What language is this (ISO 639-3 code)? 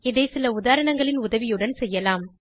tam